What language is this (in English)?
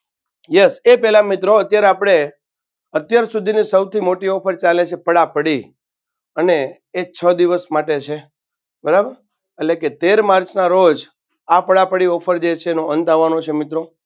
Gujarati